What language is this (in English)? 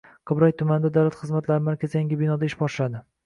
Uzbek